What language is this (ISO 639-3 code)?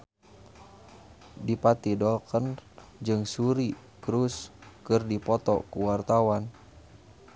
sun